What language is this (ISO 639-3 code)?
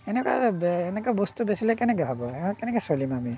asm